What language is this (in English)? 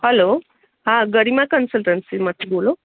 Gujarati